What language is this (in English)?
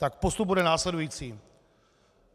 Czech